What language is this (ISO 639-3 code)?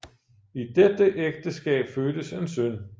dan